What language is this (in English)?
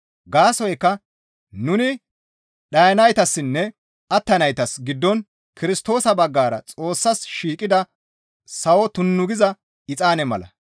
Gamo